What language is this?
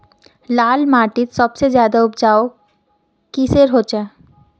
Magahi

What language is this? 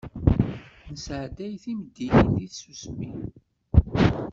Kabyle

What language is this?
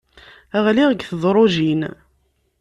Kabyle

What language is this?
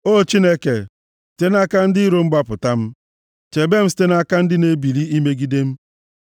Igbo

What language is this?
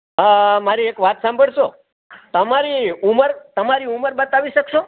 Gujarati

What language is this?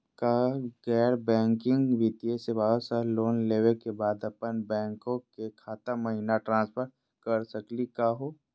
Magahi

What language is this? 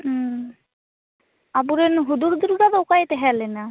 Santali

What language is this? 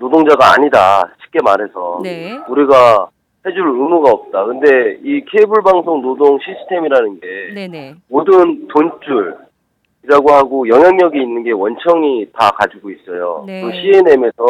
Korean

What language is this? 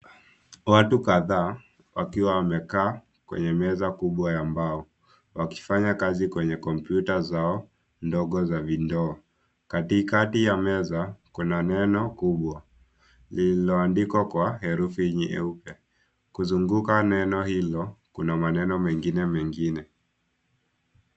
Swahili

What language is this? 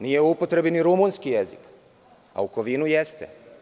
Serbian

